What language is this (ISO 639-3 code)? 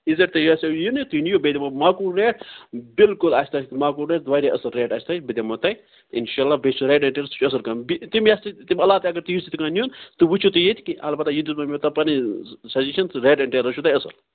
kas